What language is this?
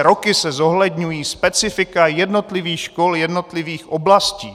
Czech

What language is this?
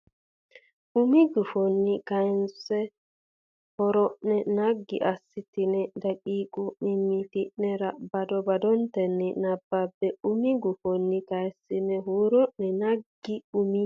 Sidamo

